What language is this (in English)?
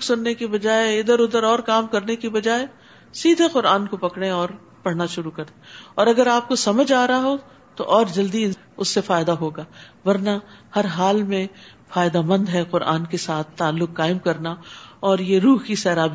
Urdu